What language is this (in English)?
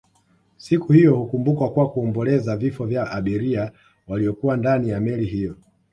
Swahili